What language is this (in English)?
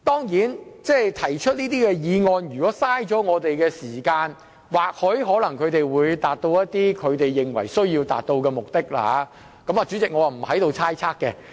Cantonese